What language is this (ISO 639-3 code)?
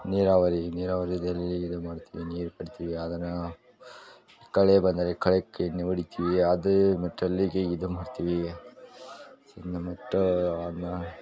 kan